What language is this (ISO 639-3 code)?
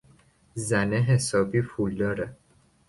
fas